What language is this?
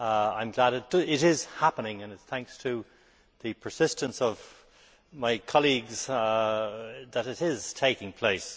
English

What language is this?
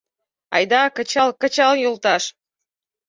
Mari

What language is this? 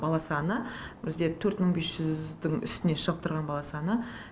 Kazakh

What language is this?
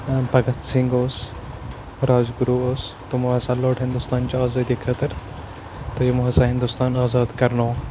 Kashmiri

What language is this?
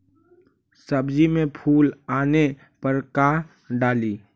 Magahi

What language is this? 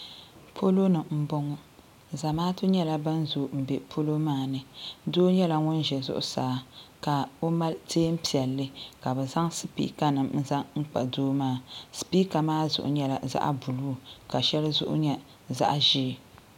Dagbani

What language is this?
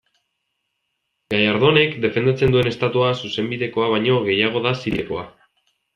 Basque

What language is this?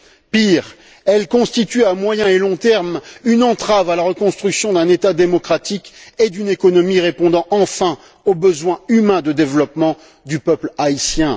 French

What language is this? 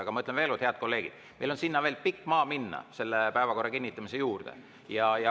Estonian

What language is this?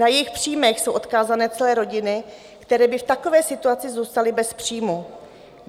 Czech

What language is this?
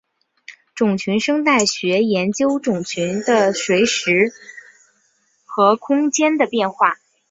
Chinese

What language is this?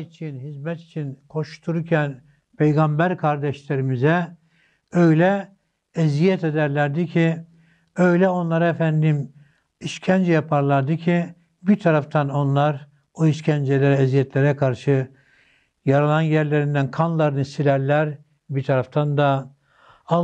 Turkish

